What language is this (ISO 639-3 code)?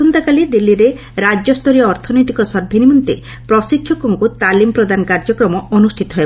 ori